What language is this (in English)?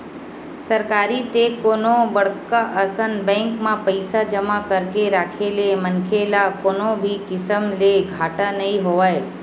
Chhattisgarhi